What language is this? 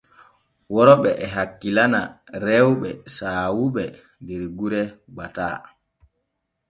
Borgu Fulfulde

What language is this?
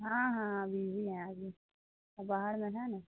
Urdu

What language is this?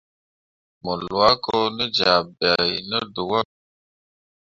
Mundang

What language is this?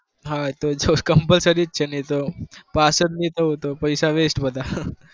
Gujarati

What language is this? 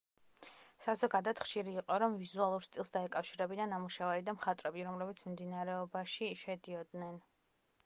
Georgian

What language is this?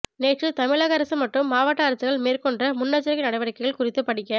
Tamil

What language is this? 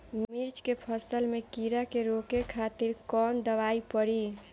Bhojpuri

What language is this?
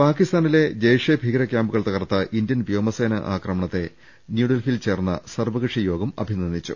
Malayalam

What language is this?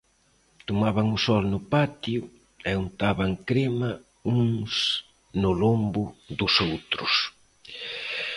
Galician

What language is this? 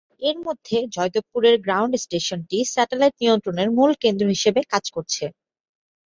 Bangla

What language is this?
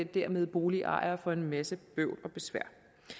Danish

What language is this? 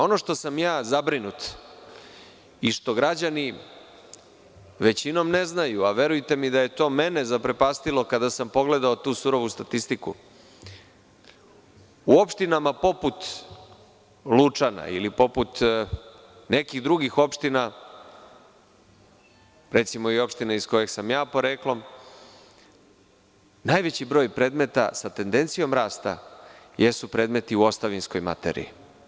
Serbian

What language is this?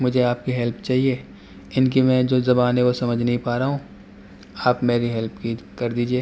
Urdu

